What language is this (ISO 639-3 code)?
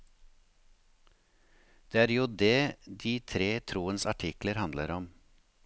nor